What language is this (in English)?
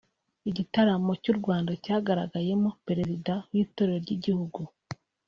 Kinyarwanda